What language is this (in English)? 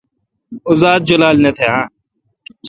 Kalkoti